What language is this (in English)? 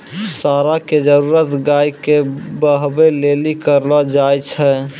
Maithili